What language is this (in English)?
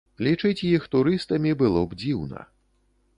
Belarusian